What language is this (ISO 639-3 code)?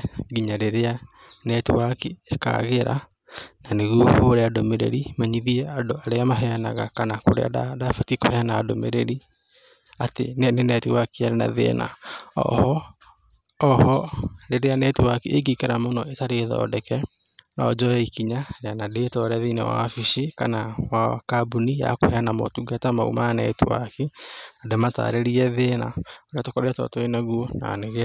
kik